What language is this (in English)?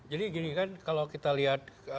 Indonesian